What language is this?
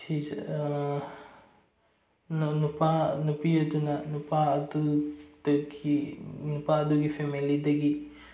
Manipuri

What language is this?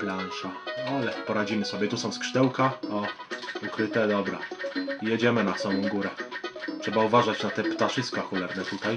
Polish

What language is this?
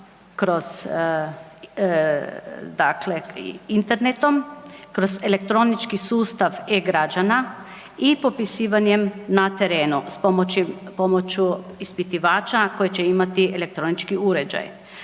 Croatian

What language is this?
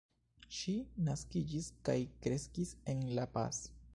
Esperanto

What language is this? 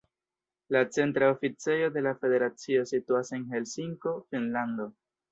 Esperanto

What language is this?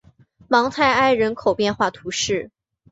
Chinese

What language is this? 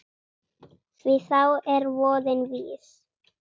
Icelandic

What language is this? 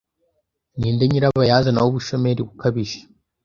Kinyarwanda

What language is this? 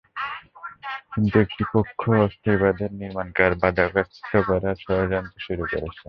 Bangla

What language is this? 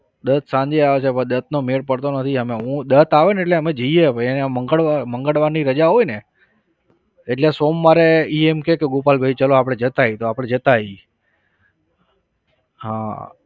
Gujarati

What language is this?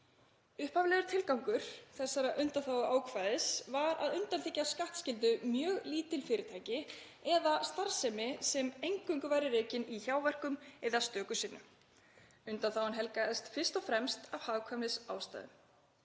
Icelandic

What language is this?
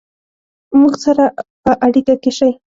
Pashto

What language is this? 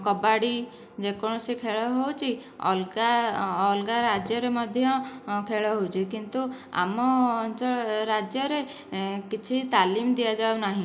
Odia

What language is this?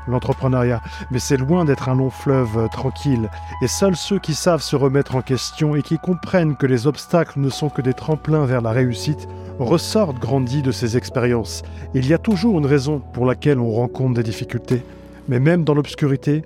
French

